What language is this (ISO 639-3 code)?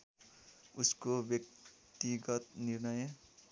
nep